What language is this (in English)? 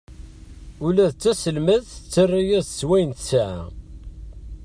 Kabyle